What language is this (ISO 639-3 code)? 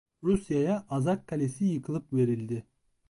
tur